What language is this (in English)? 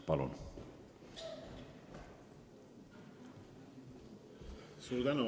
Estonian